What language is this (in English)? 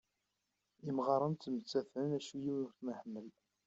Kabyle